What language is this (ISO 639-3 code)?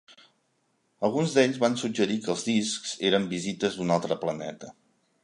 cat